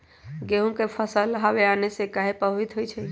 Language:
Magahi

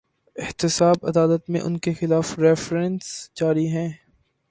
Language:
Urdu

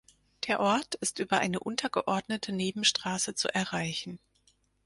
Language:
German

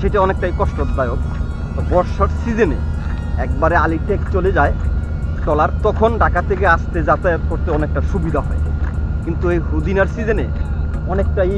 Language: Bangla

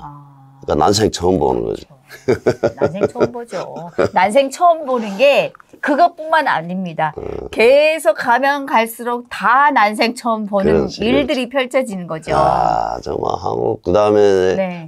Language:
Korean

